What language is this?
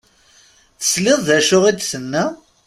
Kabyle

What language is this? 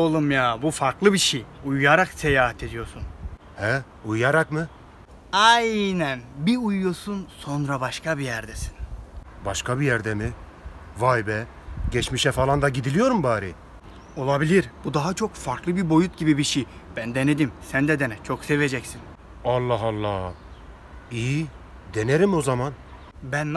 Turkish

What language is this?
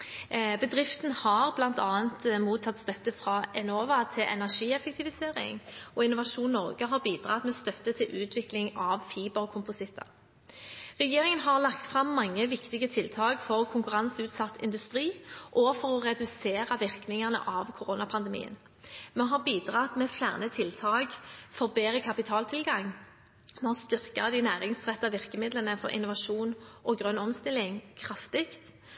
Norwegian Bokmål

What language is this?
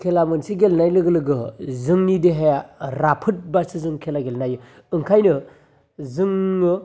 Bodo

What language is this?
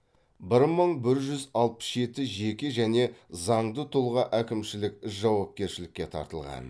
Kazakh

